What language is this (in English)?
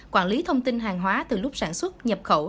Vietnamese